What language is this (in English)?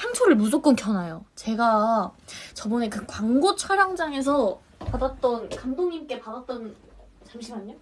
Korean